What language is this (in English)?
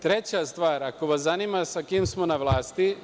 Serbian